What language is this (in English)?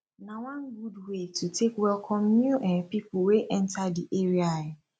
Nigerian Pidgin